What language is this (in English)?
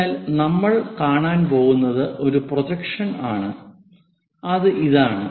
Malayalam